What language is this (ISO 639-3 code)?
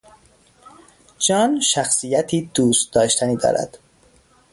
fas